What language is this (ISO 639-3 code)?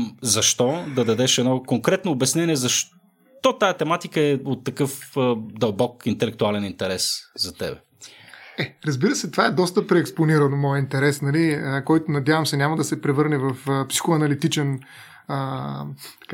bul